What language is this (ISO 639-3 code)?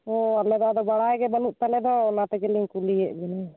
sat